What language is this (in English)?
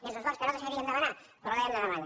Catalan